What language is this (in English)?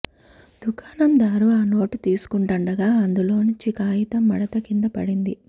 Telugu